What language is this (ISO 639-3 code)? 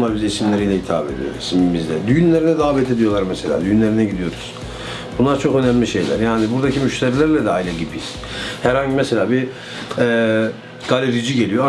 tur